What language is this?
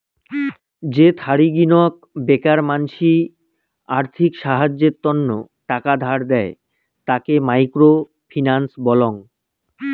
Bangla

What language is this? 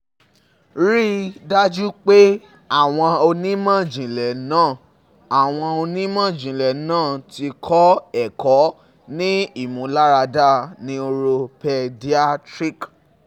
Yoruba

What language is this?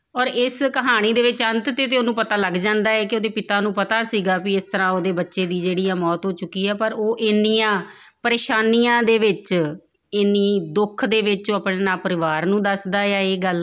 Punjabi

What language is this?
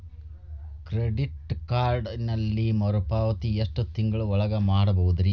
Kannada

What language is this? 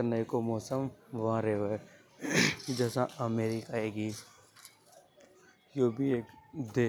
Hadothi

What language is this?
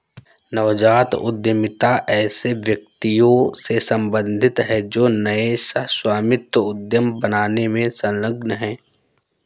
Hindi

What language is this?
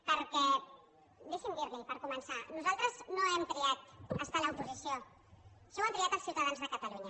Catalan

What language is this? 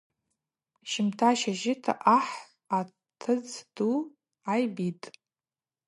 Abaza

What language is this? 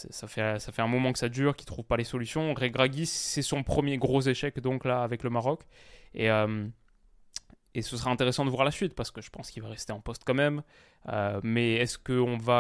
French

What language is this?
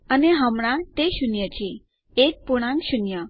Gujarati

